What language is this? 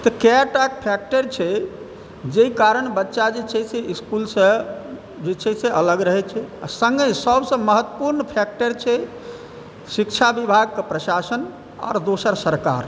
Maithili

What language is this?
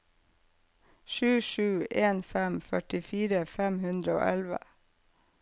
Norwegian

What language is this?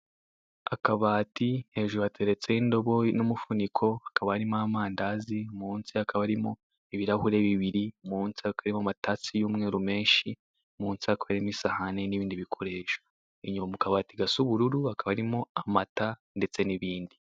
Kinyarwanda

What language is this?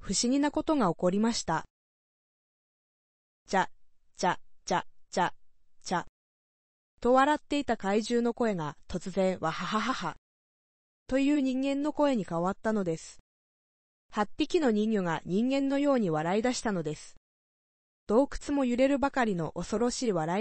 Japanese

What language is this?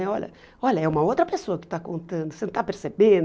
Portuguese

